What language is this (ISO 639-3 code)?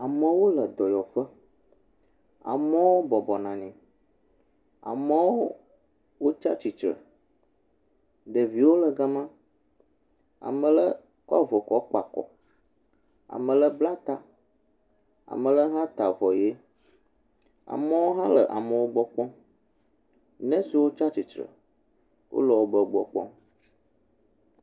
ewe